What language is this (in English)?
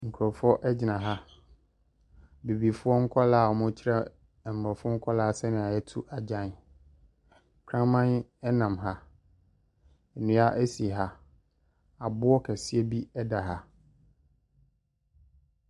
Akan